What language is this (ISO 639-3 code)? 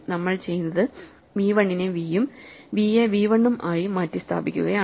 mal